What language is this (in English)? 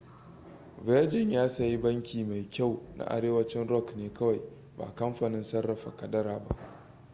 Hausa